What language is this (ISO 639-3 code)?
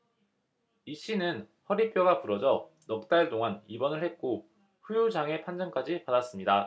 kor